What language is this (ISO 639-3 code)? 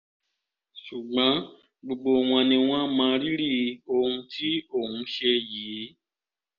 yor